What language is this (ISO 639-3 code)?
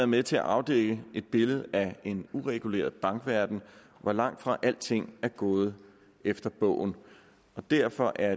dan